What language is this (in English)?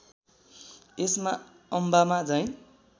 Nepali